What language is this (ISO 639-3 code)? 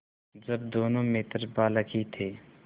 hin